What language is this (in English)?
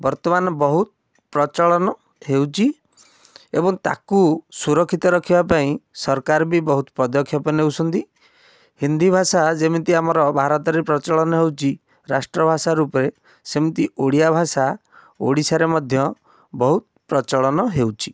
Odia